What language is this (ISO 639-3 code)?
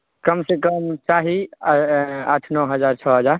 mai